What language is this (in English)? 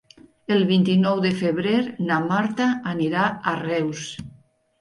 Catalan